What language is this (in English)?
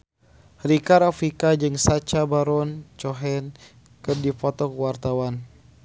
Sundanese